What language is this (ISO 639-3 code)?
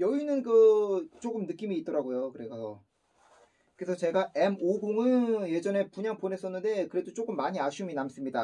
kor